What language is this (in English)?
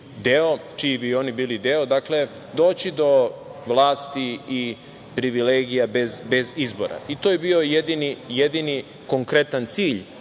Serbian